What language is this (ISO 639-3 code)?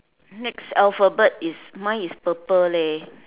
eng